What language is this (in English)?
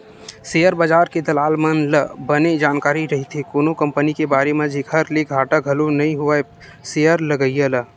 Chhattisgarhi